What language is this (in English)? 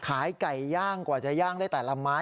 Thai